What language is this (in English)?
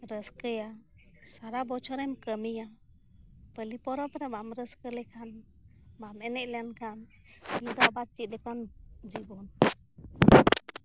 Santali